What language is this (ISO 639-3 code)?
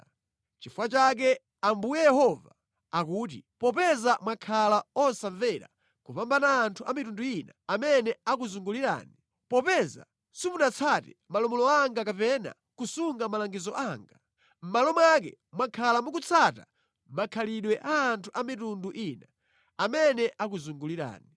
nya